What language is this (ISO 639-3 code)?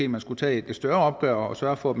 dan